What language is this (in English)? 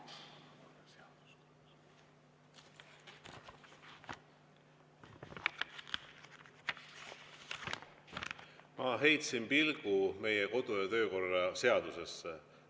Estonian